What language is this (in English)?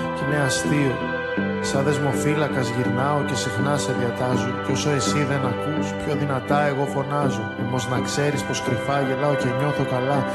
Greek